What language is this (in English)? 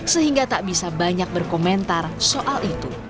Indonesian